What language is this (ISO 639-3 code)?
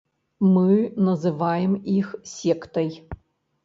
bel